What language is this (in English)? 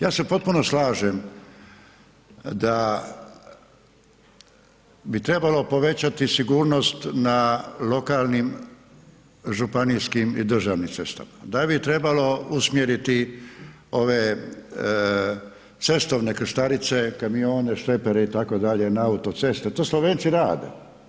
Croatian